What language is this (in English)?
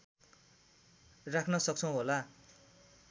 Nepali